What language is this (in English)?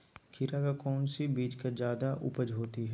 Magahi